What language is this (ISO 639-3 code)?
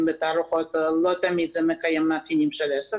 heb